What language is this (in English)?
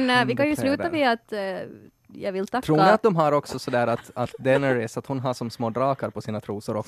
Swedish